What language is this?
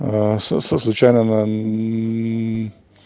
Russian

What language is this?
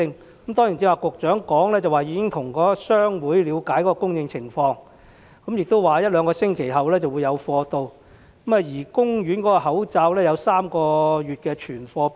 Cantonese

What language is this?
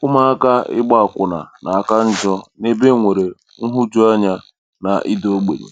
Igbo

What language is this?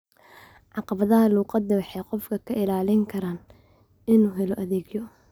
Somali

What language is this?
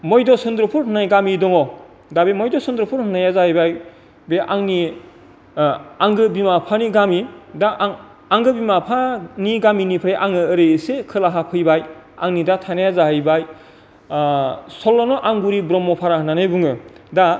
Bodo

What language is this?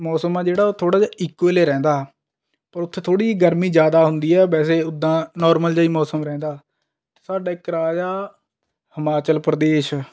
Punjabi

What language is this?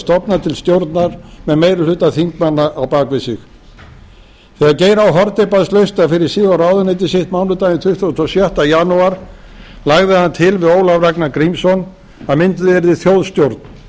Icelandic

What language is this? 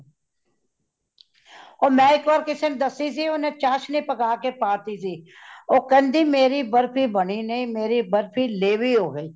Punjabi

